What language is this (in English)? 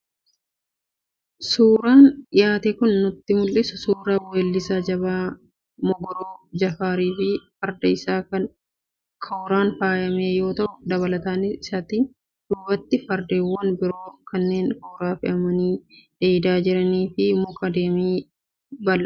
Oromo